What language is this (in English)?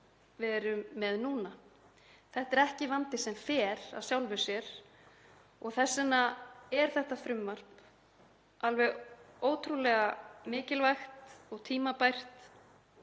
Icelandic